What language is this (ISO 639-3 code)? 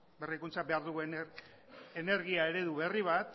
eus